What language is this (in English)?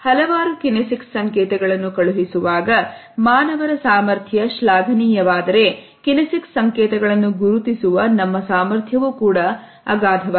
Kannada